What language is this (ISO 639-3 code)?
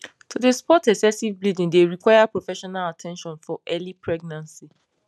pcm